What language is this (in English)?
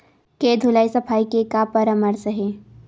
Chhattisgarhi